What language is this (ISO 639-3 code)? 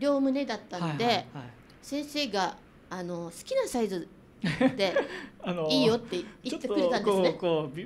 jpn